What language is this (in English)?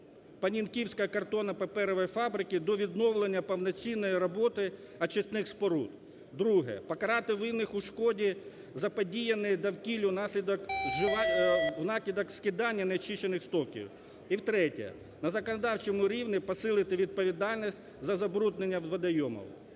Ukrainian